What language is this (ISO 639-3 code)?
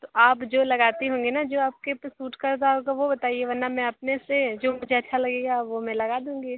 hin